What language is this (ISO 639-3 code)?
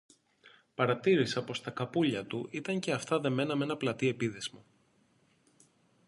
ell